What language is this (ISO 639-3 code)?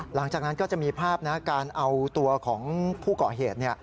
tha